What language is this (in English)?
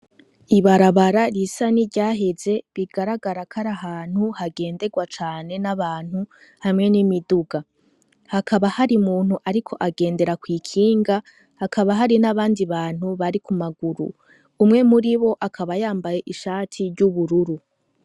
Rundi